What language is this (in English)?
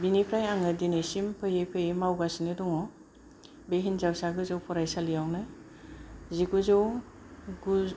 Bodo